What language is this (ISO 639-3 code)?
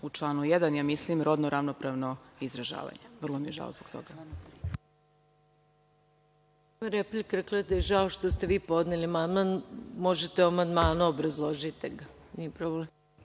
srp